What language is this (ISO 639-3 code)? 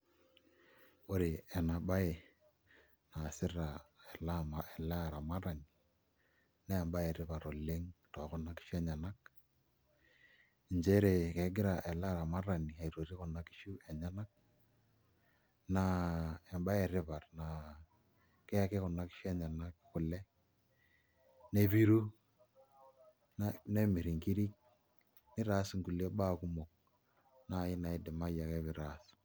mas